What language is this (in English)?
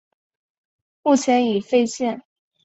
Chinese